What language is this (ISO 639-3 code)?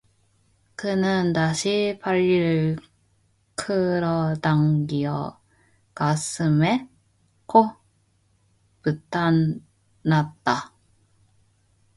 kor